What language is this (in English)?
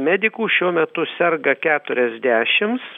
Lithuanian